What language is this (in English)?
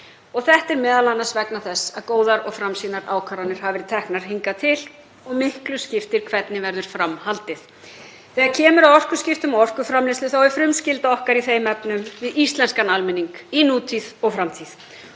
Icelandic